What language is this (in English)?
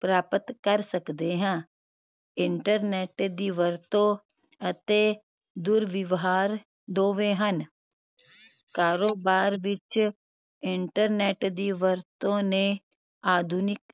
Punjabi